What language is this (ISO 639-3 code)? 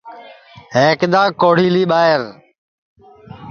ssi